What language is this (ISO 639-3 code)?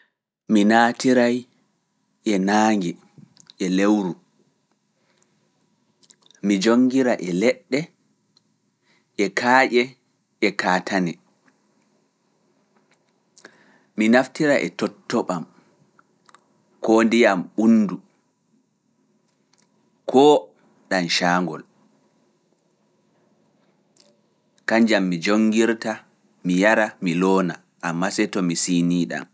ful